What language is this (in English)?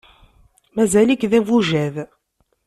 Kabyle